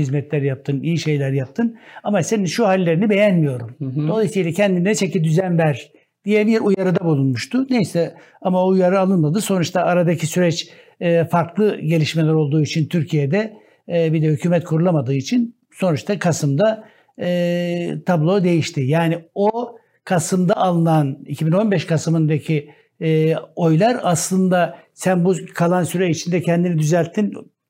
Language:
Turkish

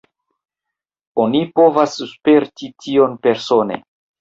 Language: Esperanto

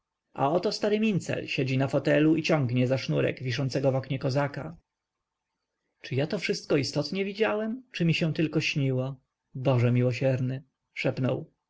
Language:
Polish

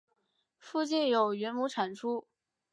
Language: Chinese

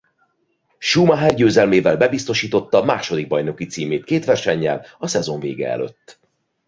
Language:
Hungarian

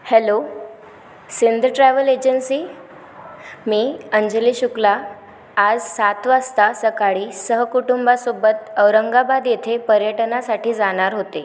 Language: Marathi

